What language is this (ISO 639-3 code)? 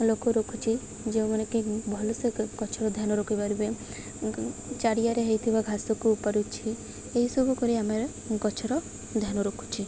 ori